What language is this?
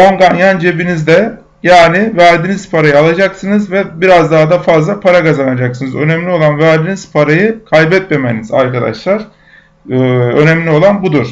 Turkish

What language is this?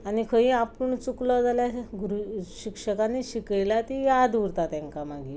Konkani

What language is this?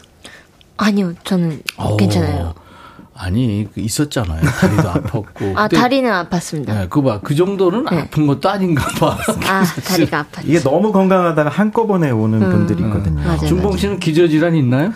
Korean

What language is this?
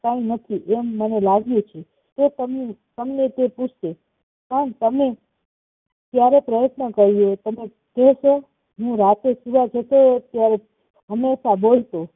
Gujarati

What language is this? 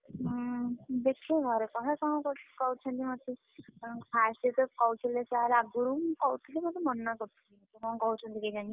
Odia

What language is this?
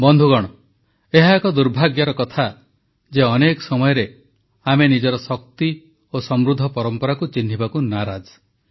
Odia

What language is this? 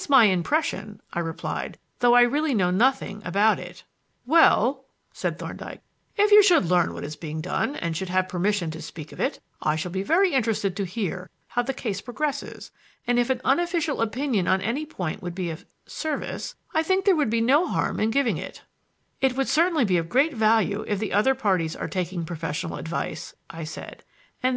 English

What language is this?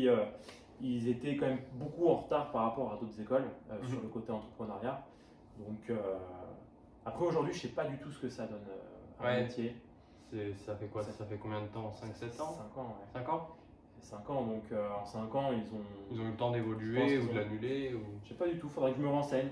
French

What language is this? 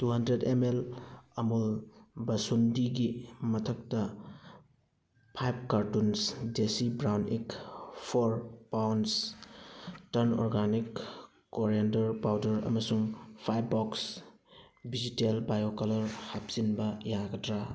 Manipuri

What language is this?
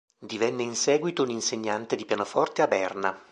Italian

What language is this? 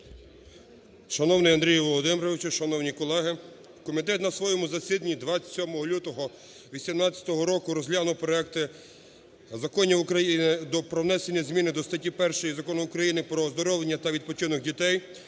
Ukrainian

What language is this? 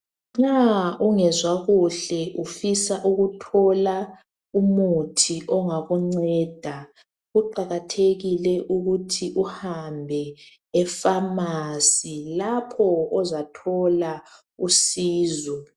North Ndebele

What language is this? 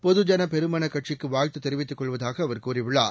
Tamil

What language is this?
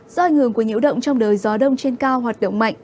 Vietnamese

